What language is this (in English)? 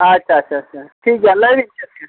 Santali